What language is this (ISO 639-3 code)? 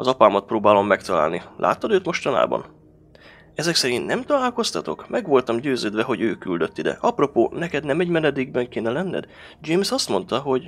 hun